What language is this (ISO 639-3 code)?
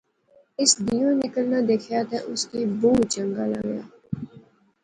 phr